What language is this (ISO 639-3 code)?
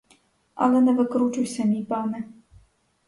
ukr